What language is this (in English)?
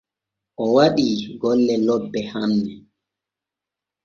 Borgu Fulfulde